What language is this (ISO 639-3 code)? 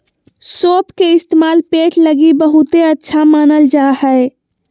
mag